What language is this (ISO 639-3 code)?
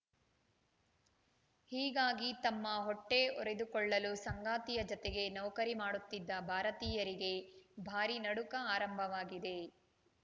kan